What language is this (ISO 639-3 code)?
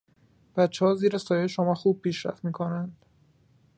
fas